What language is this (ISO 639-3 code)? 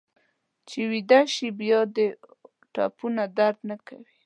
pus